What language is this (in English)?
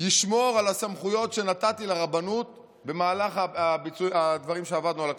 Hebrew